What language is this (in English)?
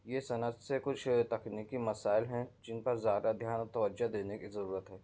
Urdu